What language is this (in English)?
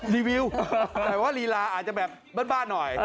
Thai